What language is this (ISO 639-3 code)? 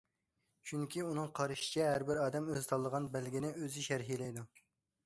uig